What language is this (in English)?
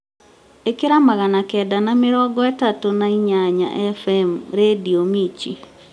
Kikuyu